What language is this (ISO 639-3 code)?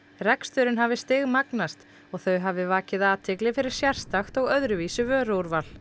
isl